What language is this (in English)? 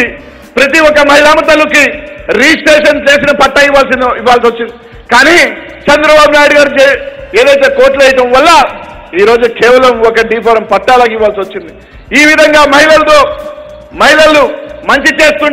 Indonesian